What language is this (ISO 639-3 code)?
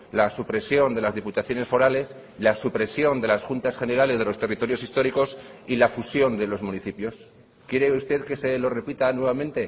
spa